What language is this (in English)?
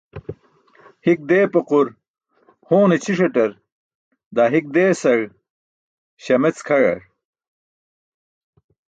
Burushaski